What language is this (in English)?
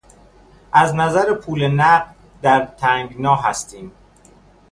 Persian